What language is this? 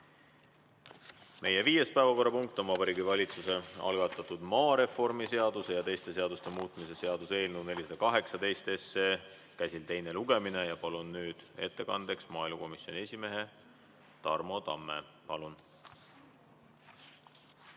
Estonian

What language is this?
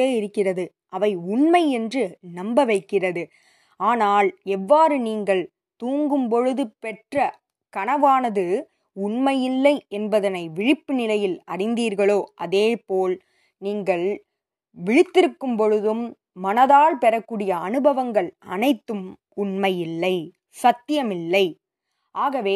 Tamil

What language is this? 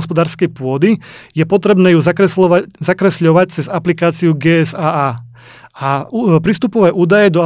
Slovak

